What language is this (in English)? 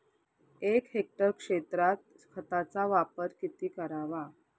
Marathi